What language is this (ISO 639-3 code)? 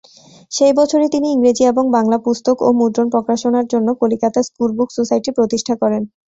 ben